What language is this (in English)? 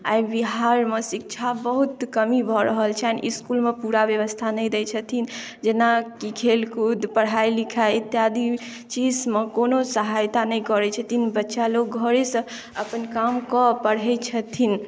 Maithili